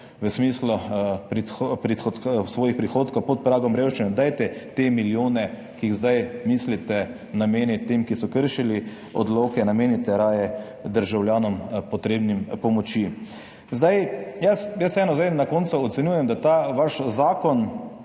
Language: Slovenian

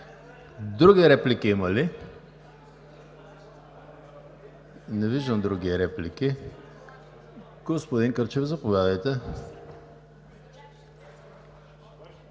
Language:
Bulgarian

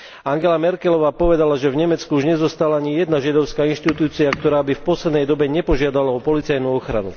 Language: Slovak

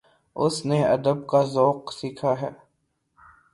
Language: Urdu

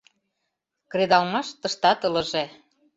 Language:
Mari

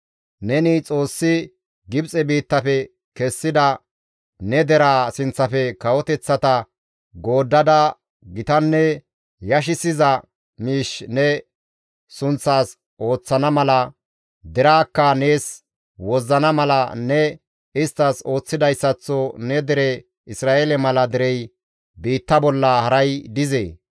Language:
Gamo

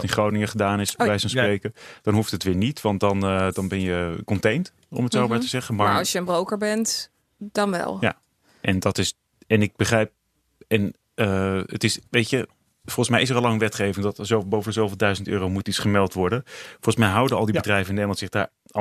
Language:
Dutch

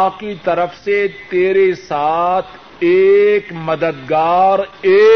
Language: Urdu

